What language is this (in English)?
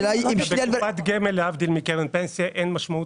Hebrew